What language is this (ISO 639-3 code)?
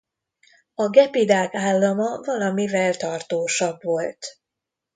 hun